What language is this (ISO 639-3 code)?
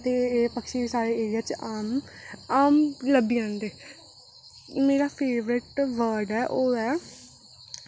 doi